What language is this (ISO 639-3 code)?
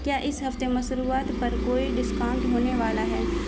urd